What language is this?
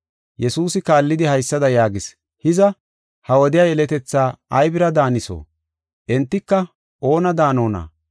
Gofa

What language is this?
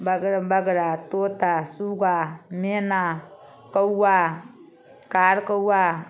Maithili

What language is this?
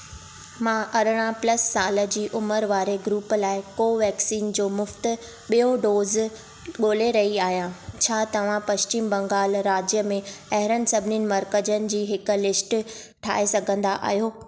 Sindhi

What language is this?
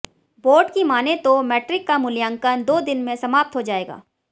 Hindi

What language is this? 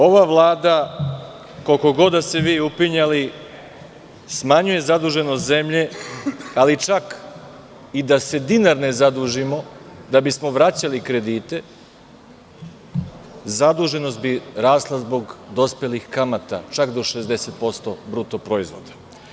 Serbian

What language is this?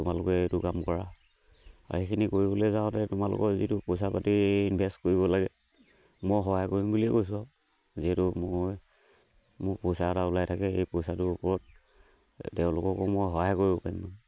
Assamese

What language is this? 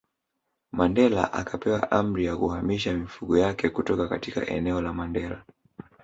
Swahili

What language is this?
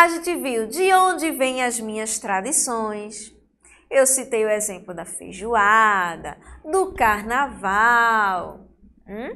Portuguese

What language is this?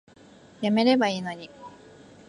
Japanese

